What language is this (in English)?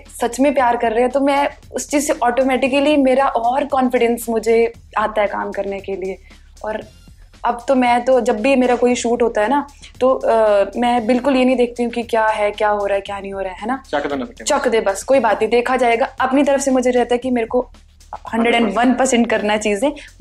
Punjabi